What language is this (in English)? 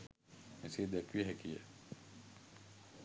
Sinhala